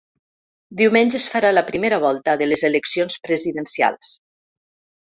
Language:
Catalan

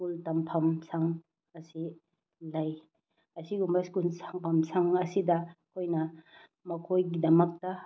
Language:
Manipuri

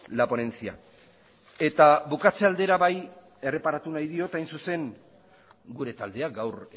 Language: Basque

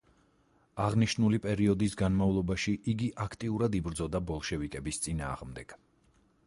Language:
Georgian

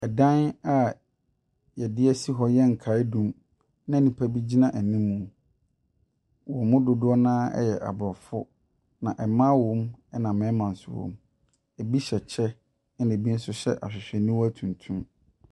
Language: Akan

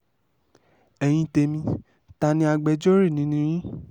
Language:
Yoruba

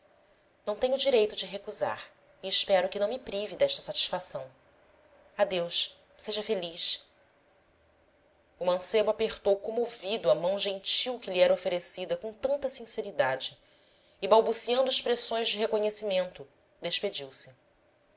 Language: Portuguese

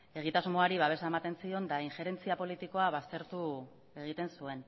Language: Basque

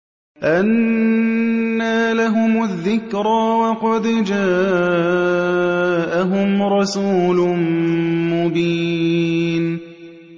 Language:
Arabic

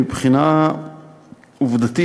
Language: Hebrew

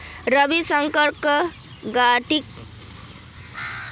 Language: Magahi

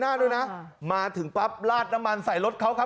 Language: Thai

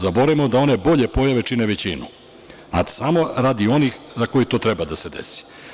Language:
Serbian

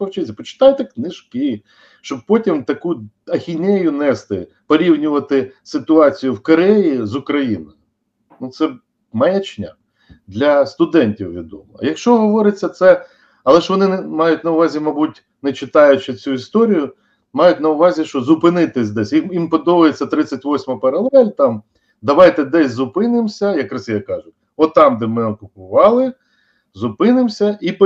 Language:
Ukrainian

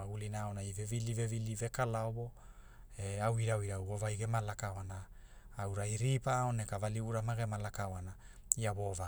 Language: Hula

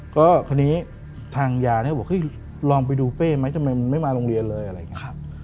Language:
Thai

